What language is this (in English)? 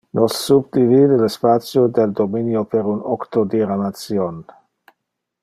Interlingua